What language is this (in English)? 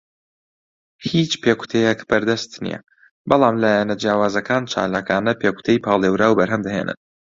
Central Kurdish